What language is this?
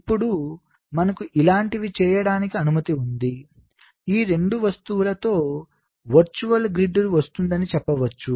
Telugu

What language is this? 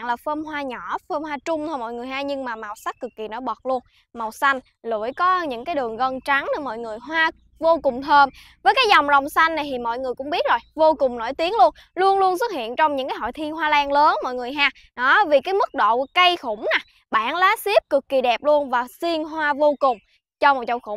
Vietnamese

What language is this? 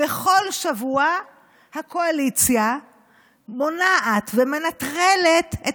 Hebrew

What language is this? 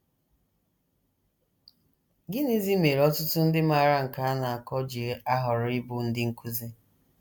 Igbo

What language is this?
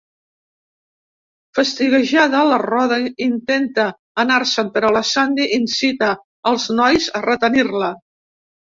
Catalan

